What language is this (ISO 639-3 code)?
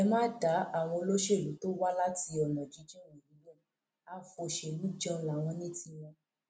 yor